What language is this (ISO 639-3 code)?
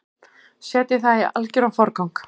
isl